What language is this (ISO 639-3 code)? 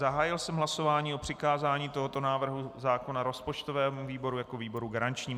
ces